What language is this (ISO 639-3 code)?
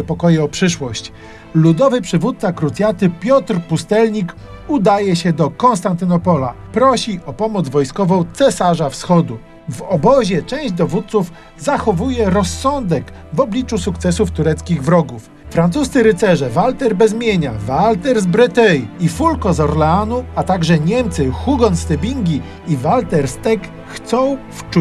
pol